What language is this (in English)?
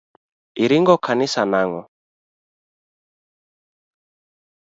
Luo (Kenya and Tanzania)